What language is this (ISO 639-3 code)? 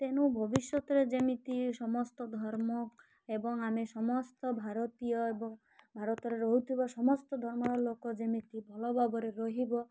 ori